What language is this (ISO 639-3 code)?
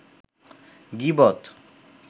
ben